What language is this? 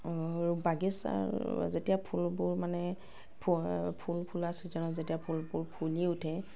Assamese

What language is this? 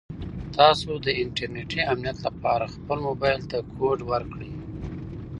Pashto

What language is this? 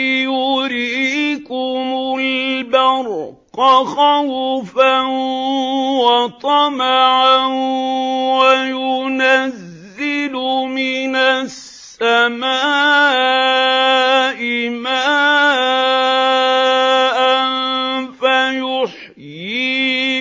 Arabic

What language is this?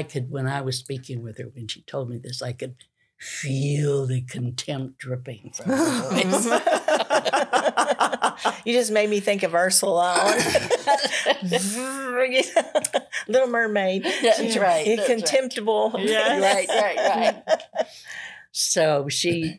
English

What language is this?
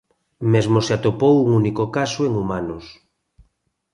Galician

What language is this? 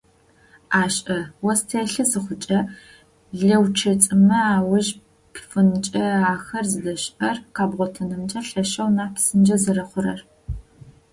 Adyghe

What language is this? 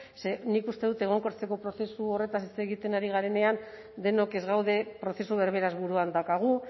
Basque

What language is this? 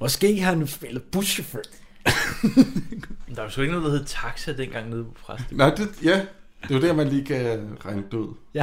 Danish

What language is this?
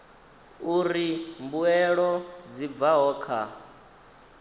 Venda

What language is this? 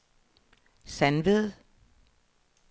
Danish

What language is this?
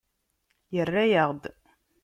Kabyle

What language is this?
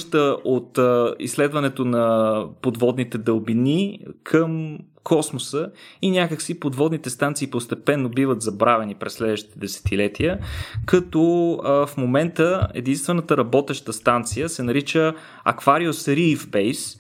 Bulgarian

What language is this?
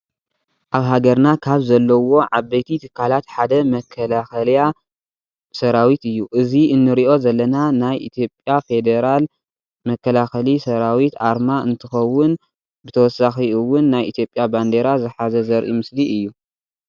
Tigrinya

